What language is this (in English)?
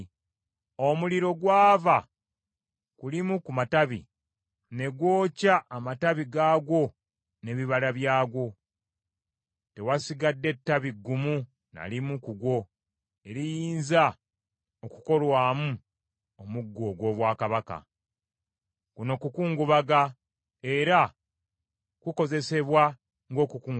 Ganda